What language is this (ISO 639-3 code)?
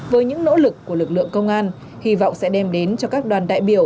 vie